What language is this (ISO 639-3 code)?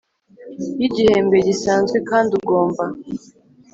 kin